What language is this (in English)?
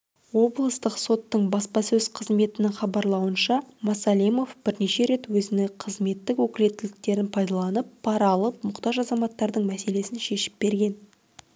Kazakh